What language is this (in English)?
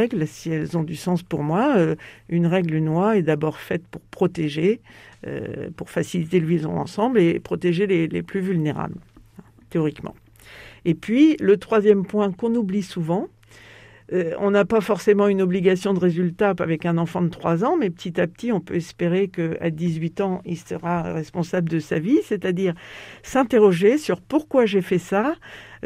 French